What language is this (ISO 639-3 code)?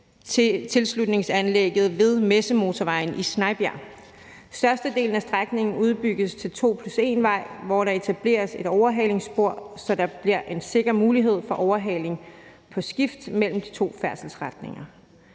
dan